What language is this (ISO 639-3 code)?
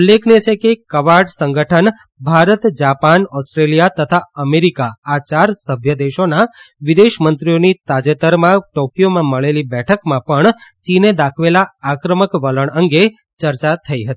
guj